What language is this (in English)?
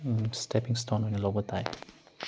Manipuri